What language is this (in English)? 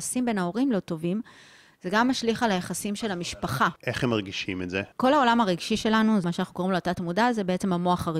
Hebrew